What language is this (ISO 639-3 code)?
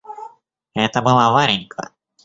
rus